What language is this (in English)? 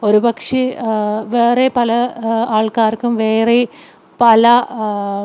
Malayalam